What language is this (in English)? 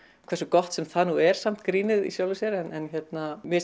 Icelandic